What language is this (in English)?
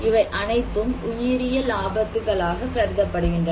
Tamil